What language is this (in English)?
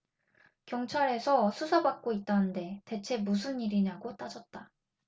Korean